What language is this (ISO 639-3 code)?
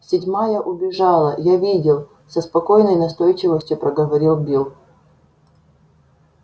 rus